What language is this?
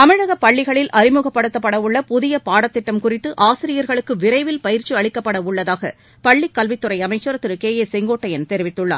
Tamil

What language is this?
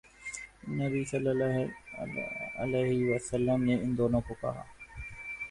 Urdu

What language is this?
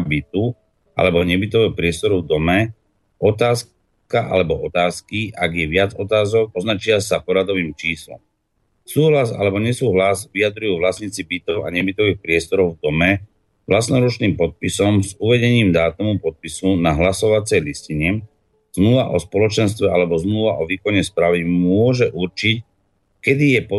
Slovak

